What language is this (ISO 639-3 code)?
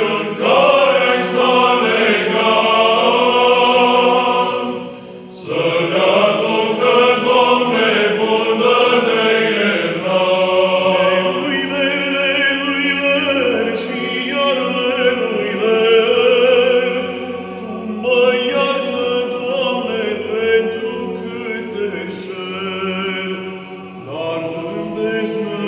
ron